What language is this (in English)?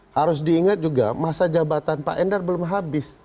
Indonesian